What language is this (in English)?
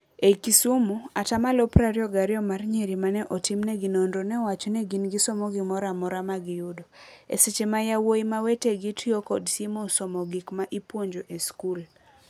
Luo (Kenya and Tanzania)